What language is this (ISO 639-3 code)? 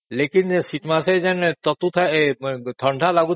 ori